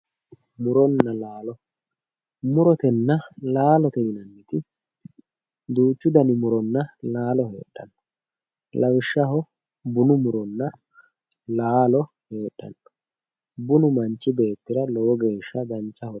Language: Sidamo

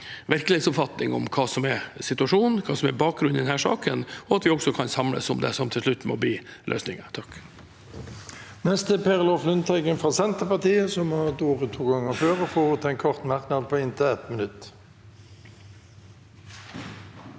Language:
Norwegian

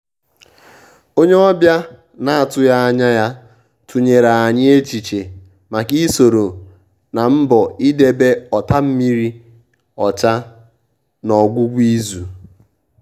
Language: Igbo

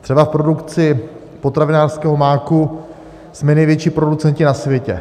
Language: Czech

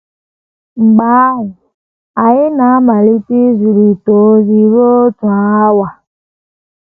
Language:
Igbo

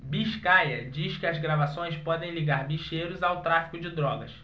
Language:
Portuguese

